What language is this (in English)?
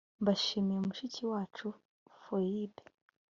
Kinyarwanda